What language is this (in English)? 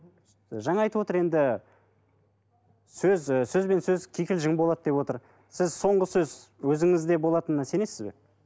Kazakh